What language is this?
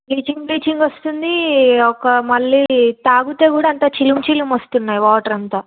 Telugu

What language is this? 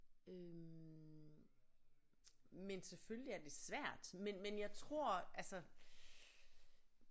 Danish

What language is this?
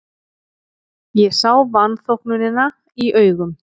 Icelandic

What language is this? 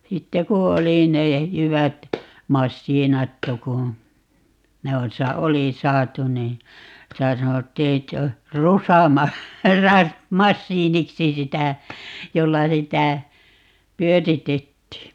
Finnish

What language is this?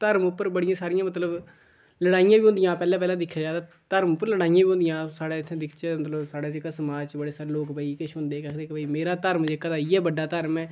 Dogri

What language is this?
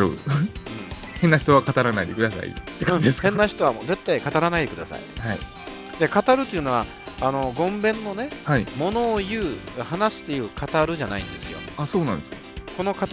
Japanese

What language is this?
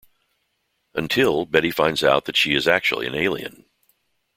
English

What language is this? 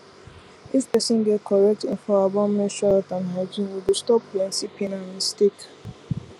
Nigerian Pidgin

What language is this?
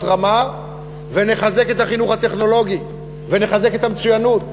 Hebrew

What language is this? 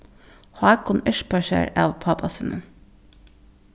Faroese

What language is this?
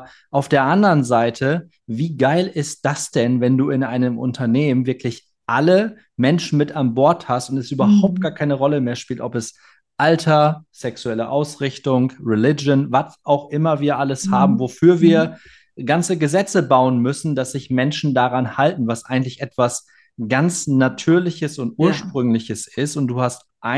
German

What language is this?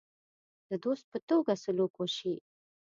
Pashto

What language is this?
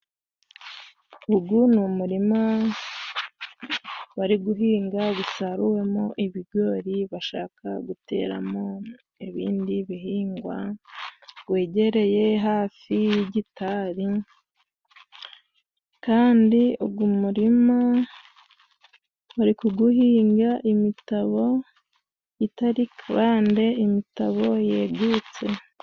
Kinyarwanda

